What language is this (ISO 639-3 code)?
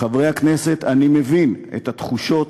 heb